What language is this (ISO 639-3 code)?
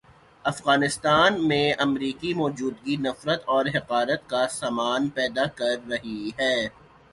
urd